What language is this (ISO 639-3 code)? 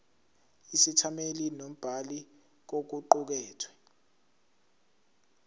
zul